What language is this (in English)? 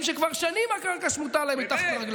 Hebrew